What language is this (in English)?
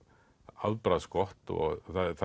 Icelandic